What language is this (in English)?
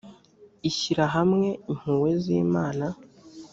Kinyarwanda